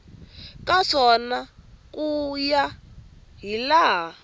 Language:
Tsonga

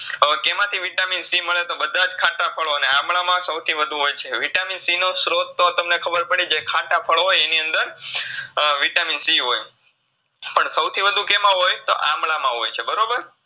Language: Gujarati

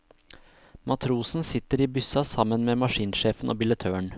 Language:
Norwegian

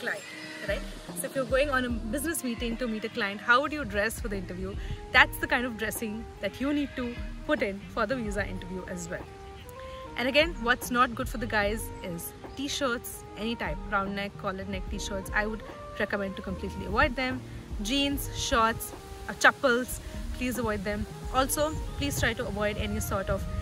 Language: English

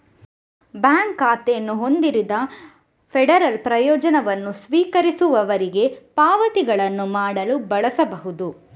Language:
Kannada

